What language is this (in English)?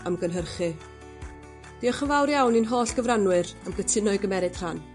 Welsh